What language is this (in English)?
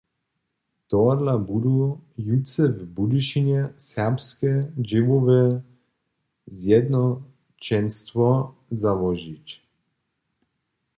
Upper Sorbian